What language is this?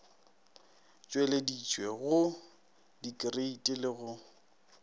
Northern Sotho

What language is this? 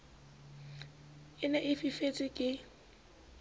Southern Sotho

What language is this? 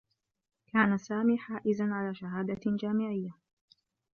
Arabic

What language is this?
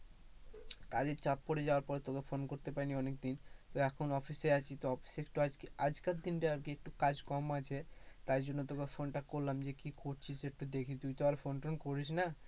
Bangla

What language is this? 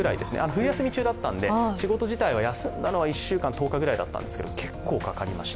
Japanese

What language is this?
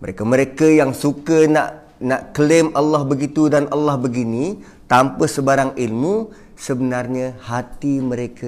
Malay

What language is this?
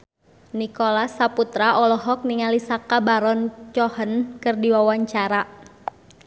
Sundanese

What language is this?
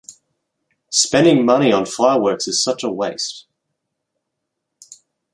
English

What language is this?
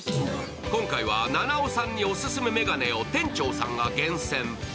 Japanese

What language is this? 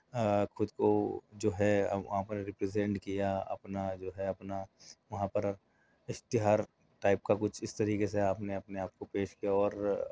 Urdu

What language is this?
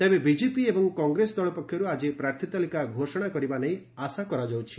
Odia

